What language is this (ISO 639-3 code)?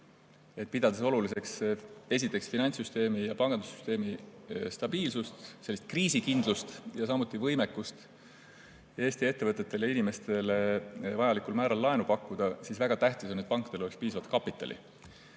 est